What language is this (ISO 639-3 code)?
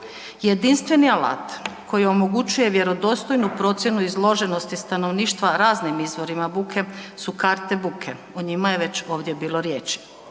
hrv